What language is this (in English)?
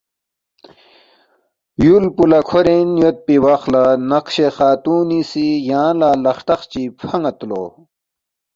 Balti